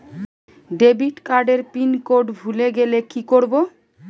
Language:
Bangla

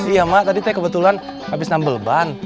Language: Indonesian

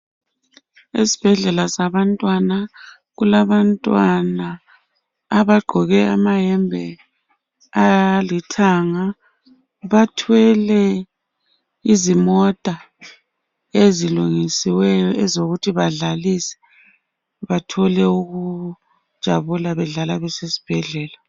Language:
North Ndebele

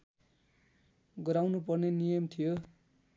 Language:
Nepali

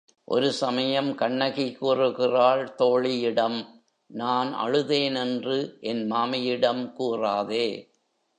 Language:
Tamil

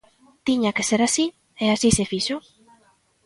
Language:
Galician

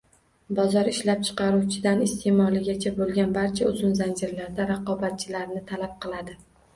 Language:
Uzbek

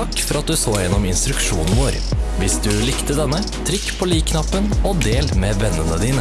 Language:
Norwegian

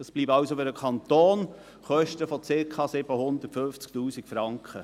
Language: Swiss German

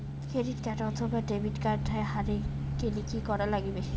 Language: Bangla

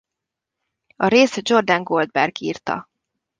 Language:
Hungarian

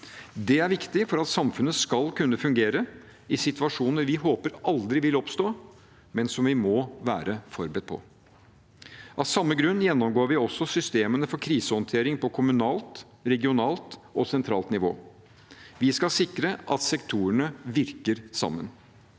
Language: Norwegian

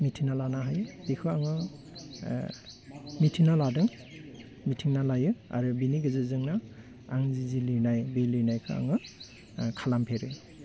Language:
Bodo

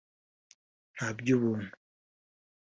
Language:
Kinyarwanda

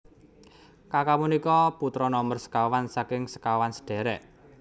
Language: Javanese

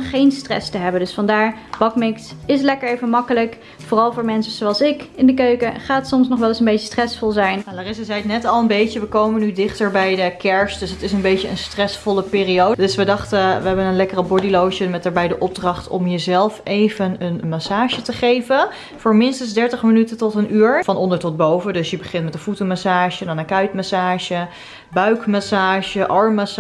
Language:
Dutch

